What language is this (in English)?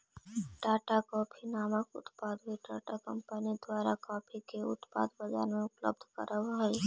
Magahi